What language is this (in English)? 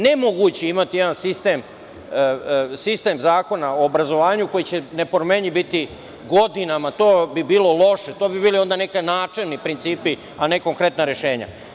Serbian